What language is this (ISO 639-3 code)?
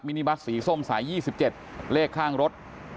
tha